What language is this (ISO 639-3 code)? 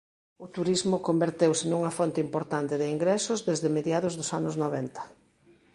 glg